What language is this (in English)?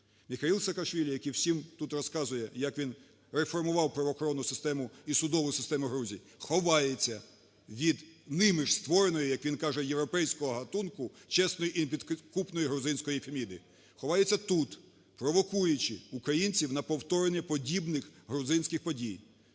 Ukrainian